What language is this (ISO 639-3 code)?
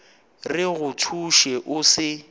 nso